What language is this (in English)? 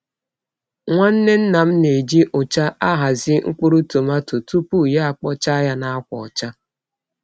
Igbo